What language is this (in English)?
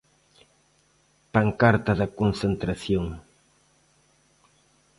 Galician